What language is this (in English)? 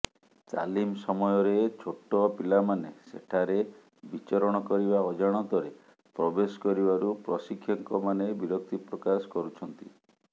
Odia